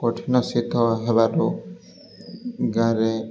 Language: Odia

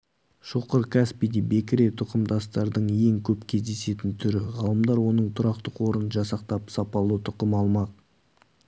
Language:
Kazakh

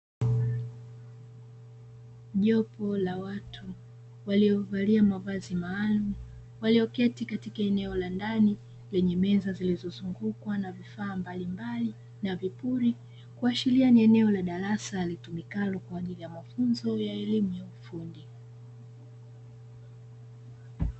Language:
Swahili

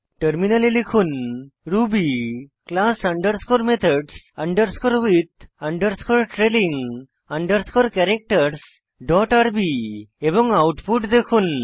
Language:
Bangla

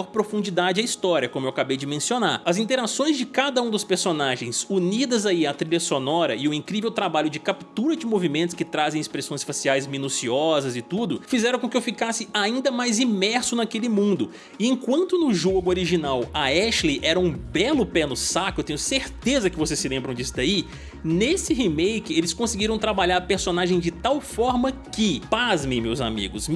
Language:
Portuguese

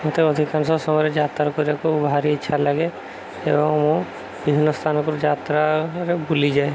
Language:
Odia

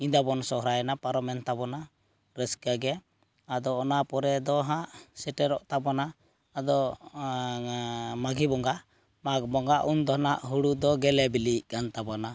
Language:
Santali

